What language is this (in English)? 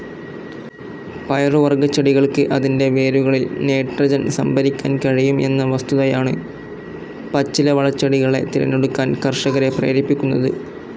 Malayalam